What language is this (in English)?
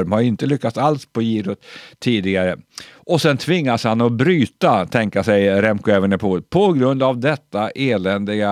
Swedish